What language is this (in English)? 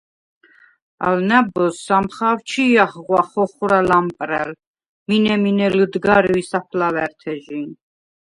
Svan